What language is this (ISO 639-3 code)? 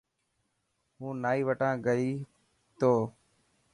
mki